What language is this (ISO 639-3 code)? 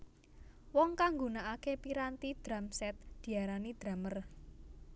jav